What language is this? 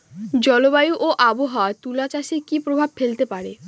Bangla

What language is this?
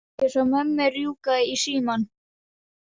Icelandic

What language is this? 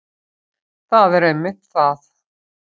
Icelandic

